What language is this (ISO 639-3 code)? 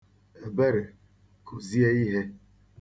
ibo